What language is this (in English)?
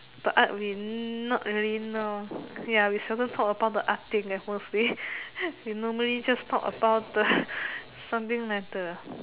English